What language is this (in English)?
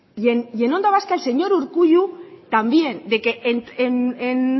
Spanish